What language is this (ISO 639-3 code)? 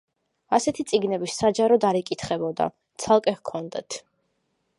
kat